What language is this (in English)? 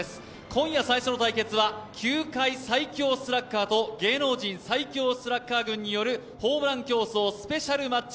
Japanese